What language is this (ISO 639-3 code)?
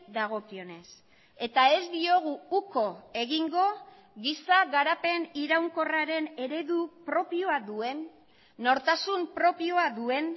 eus